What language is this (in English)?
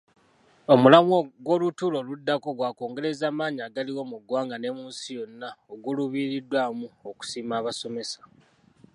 Ganda